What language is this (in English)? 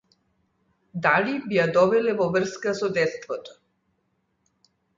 Macedonian